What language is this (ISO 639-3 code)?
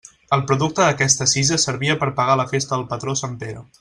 cat